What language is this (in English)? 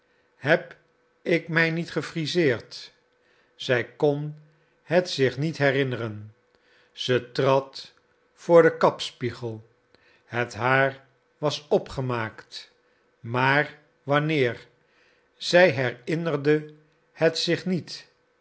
Dutch